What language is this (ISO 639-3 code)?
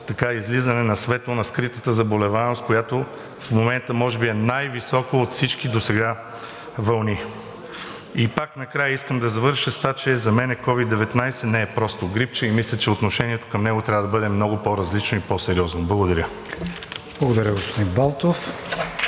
bul